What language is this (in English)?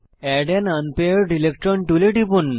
Bangla